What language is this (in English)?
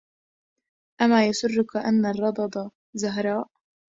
Arabic